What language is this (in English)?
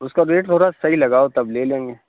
Urdu